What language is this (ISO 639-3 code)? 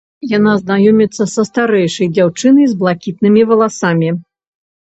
bel